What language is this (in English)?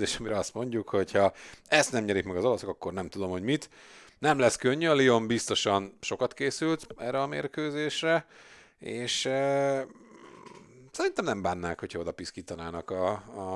Hungarian